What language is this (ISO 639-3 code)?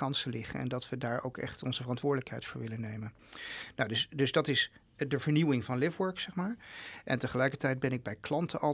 nld